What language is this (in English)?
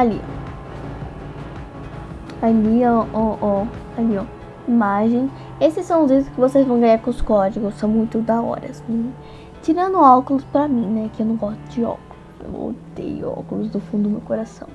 Portuguese